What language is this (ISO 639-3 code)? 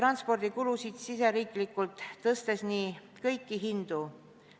est